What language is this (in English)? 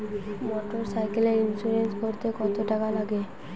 Bangla